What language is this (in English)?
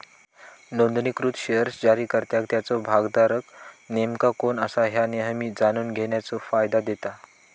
Marathi